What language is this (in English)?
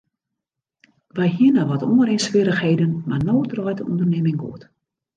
Western Frisian